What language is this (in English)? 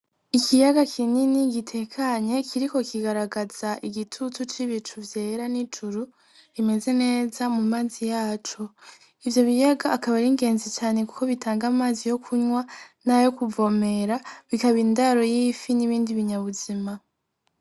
Rundi